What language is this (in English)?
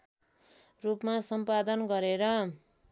Nepali